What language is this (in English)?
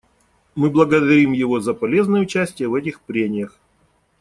Russian